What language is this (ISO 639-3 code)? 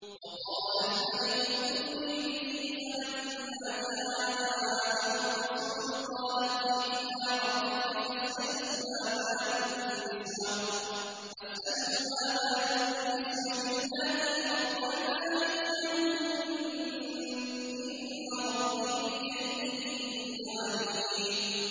ara